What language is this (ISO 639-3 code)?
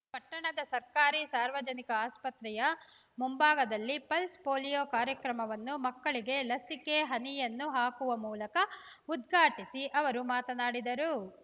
kan